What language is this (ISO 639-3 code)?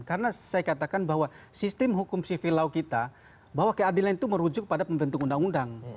ind